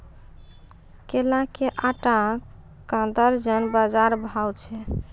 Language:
Maithili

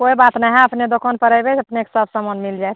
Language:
Maithili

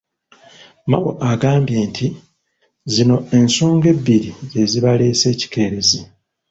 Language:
Ganda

